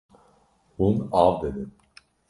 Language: Kurdish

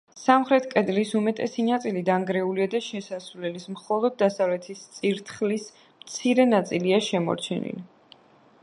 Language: Georgian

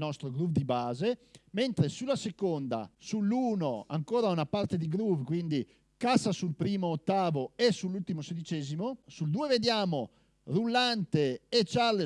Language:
Italian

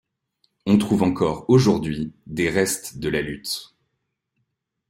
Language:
French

